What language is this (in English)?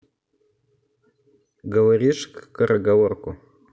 Russian